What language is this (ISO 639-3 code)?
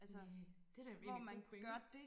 dan